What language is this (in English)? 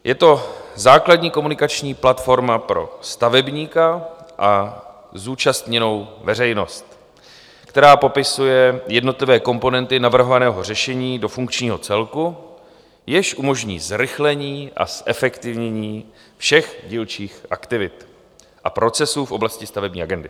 Czech